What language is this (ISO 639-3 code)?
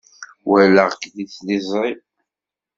kab